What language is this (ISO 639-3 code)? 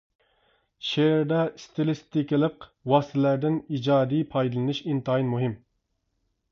uig